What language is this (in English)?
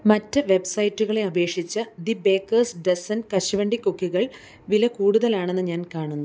Malayalam